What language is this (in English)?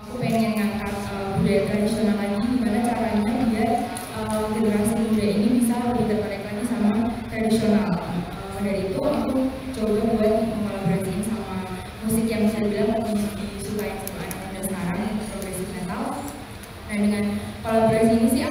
Indonesian